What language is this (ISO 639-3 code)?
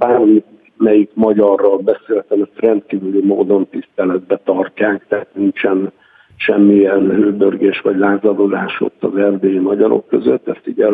hun